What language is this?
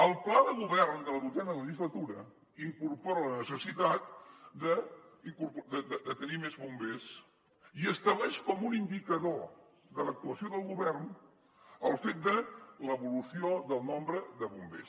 Catalan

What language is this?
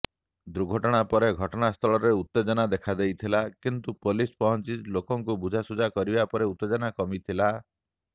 Odia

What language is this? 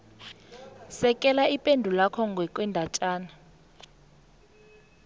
South Ndebele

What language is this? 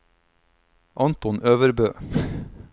Norwegian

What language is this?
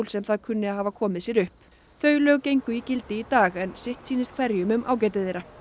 Icelandic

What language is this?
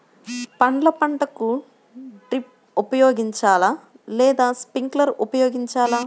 Telugu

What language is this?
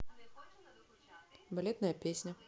Russian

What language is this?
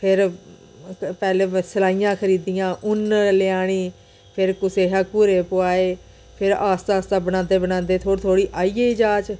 Dogri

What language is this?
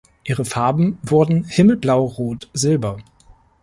German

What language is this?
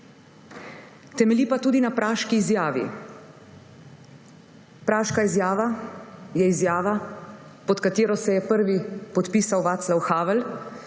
Slovenian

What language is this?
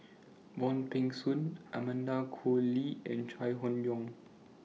English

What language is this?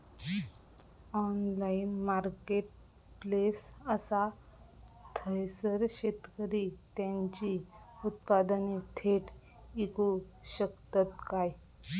Marathi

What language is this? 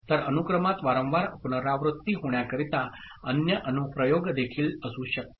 Marathi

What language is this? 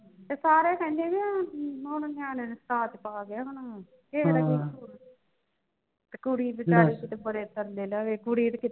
Punjabi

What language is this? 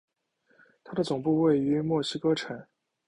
Chinese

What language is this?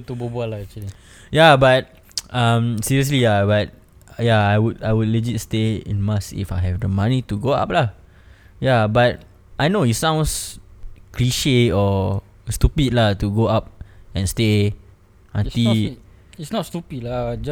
Malay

